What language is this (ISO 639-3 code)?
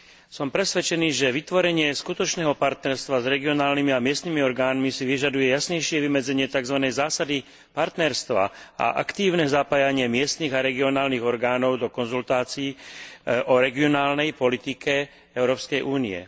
slk